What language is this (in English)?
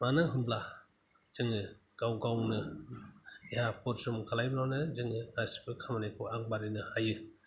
Bodo